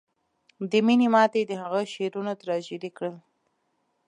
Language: Pashto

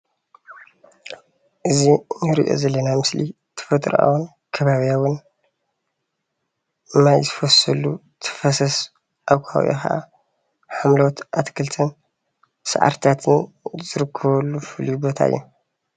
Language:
Tigrinya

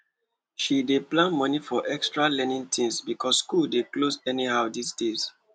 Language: Nigerian Pidgin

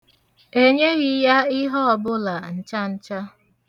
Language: Igbo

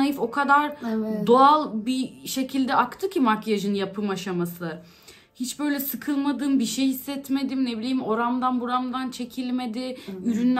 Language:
Turkish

